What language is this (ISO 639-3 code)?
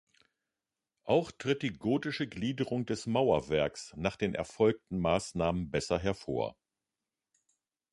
deu